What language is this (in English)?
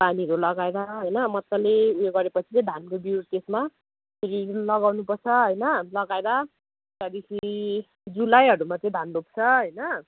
Nepali